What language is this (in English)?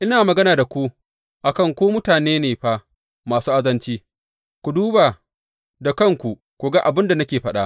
Hausa